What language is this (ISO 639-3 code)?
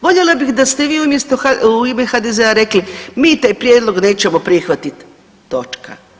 hrv